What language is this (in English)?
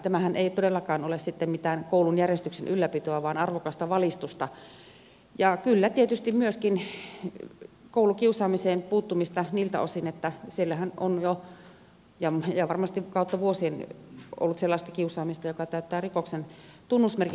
Finnish